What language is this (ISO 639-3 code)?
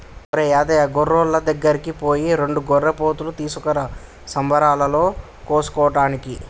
tel